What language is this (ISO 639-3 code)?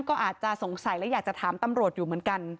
tha